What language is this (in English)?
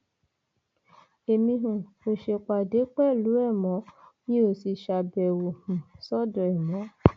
Yoruba